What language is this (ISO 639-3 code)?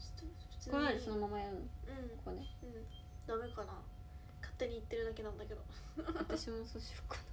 jpn